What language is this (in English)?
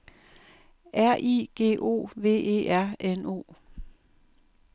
Danish